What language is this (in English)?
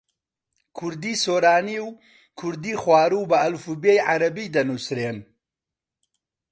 Central Kurdish